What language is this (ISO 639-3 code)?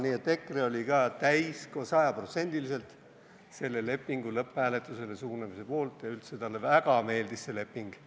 est